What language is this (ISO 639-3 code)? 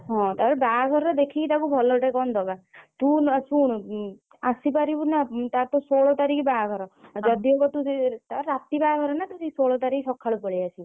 ori